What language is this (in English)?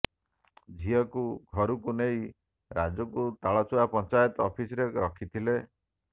Odia